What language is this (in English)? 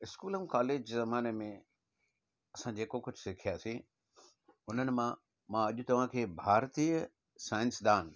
Sindhi